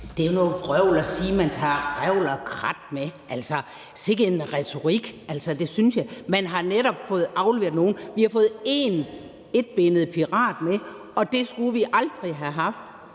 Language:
Danish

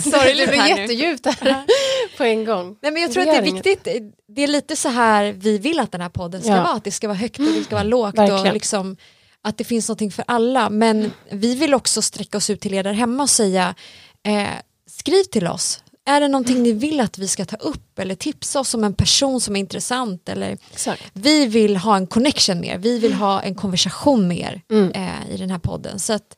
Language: Swedish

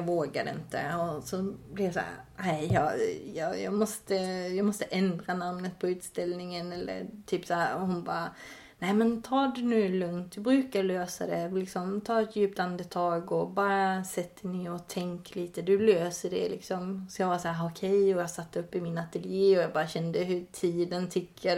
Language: Swedish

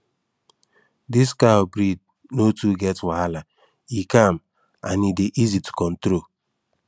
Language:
Nigerian Pidgin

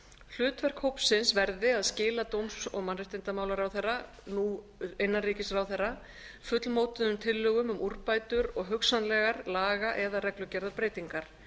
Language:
Icelandic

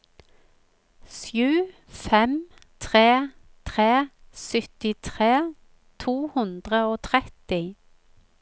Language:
Norwegian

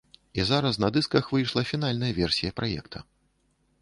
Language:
Belarusian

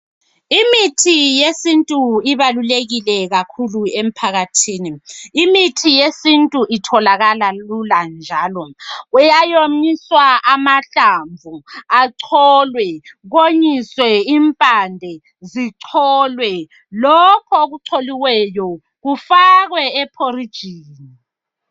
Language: North Ndebele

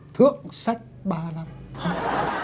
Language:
Vietnamese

